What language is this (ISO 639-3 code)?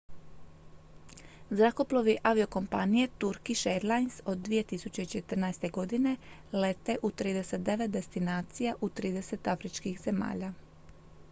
hrv